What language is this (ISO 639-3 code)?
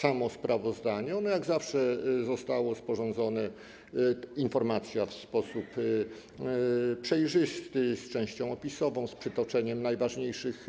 pol